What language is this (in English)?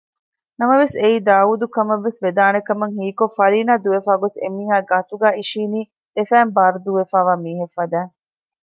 Divehi